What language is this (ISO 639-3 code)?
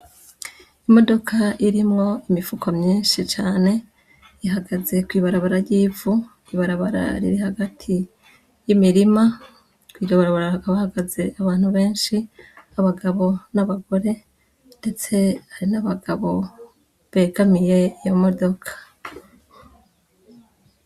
run